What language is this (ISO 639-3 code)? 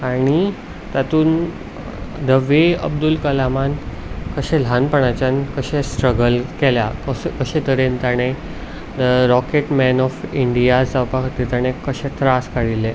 kok